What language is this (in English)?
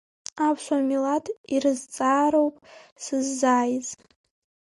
Abkhazian